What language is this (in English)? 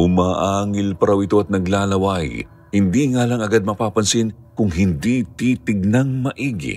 Filipino